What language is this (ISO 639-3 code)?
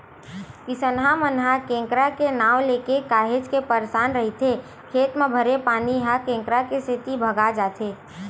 hne